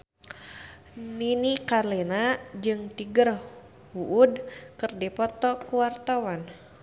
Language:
Sundanese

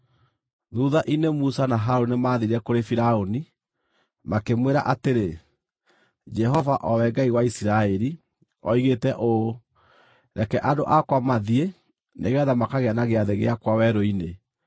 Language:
Kikuyu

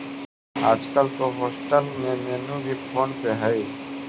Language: Magahi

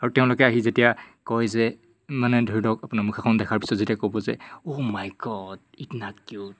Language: Assamese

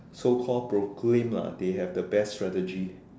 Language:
English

